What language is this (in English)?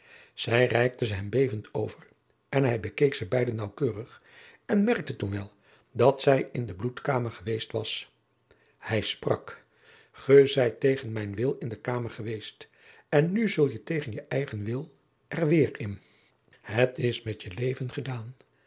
Dutch